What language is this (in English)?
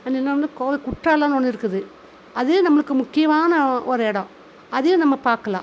Tamil